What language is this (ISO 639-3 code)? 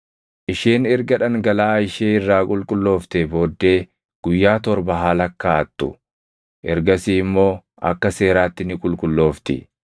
orm